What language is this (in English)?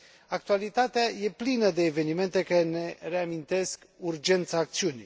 Romanian